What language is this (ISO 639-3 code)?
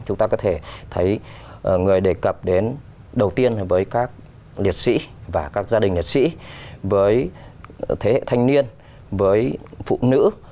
vie